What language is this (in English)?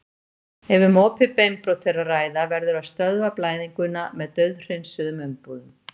Icelandic